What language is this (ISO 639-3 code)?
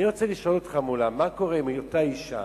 heb